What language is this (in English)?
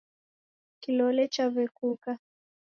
Taita